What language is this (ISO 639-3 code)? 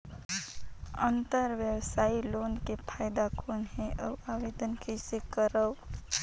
hne